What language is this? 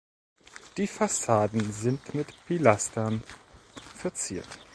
German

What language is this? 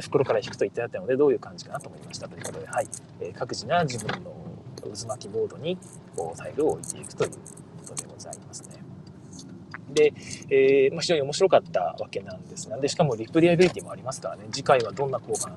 Japanese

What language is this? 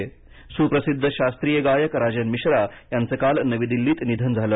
Marathi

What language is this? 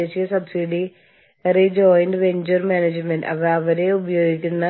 Malayalam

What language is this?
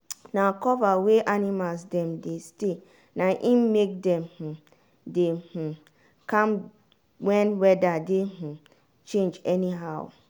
Nigerian Pidgin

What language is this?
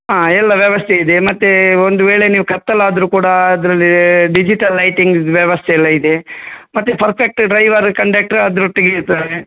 Kannada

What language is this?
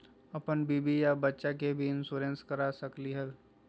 Magahi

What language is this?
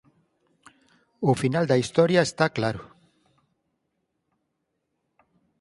Galician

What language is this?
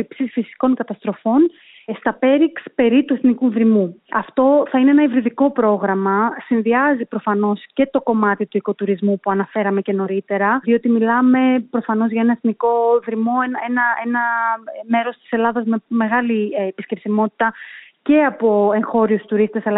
Greek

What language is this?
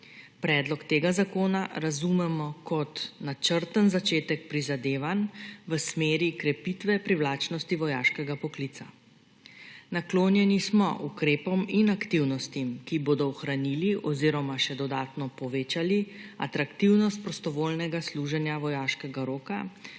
Slovenian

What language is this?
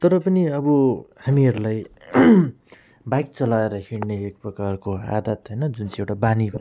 Nepali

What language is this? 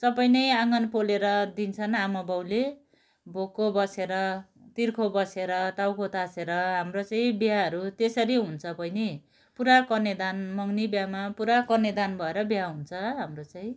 Nepali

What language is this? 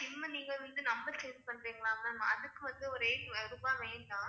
Tamil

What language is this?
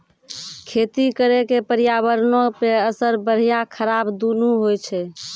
Maithili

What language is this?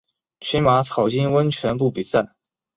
Chinese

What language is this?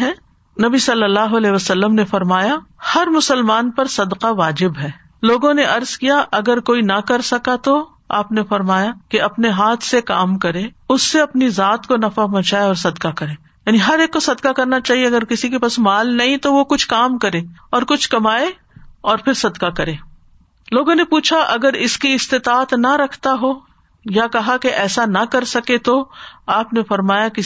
Urdu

